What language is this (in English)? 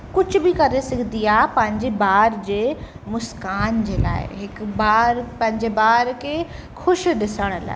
Sindhi